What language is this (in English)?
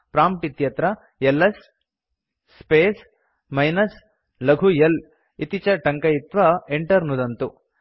Sanskrit